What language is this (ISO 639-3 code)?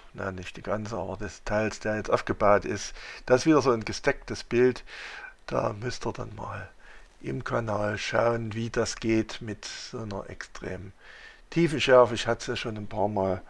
deu